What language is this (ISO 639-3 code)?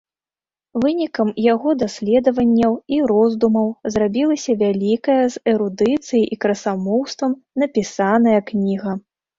bel